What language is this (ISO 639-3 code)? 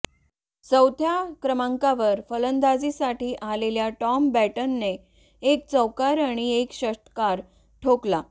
mar